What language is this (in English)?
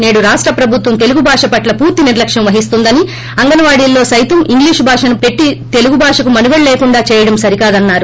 Telugu